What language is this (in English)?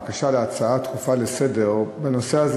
Hebrew